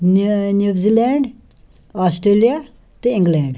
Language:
Kashmiri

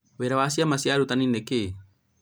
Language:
Kikuyu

